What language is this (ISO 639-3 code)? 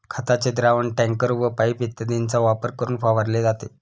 mar